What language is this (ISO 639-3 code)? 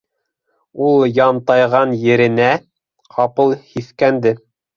bak